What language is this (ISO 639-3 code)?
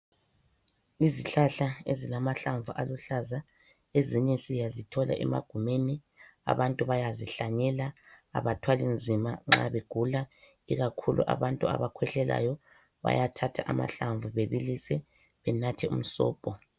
nde